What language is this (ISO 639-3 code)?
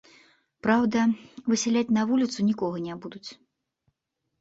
bel